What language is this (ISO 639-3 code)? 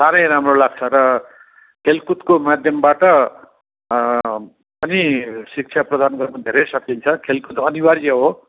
nep